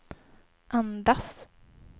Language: Swedish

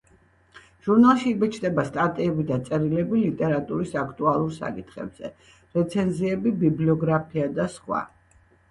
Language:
Georgian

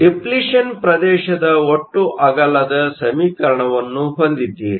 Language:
Kannada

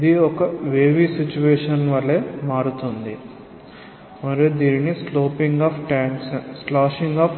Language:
Telugu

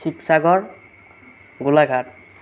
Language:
Assamese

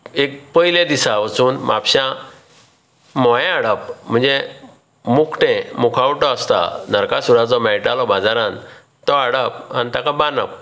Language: Konkani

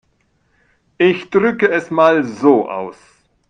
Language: German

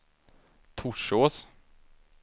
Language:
Swedish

